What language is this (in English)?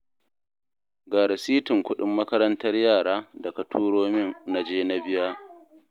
Hausa